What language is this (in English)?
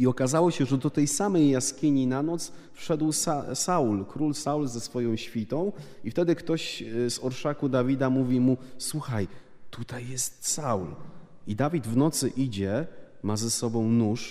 Polish